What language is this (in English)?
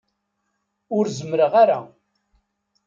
Kabyle